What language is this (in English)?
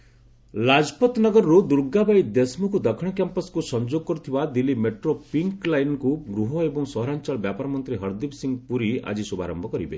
Odia